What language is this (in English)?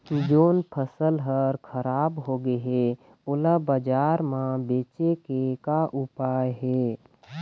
Chhattisgarhi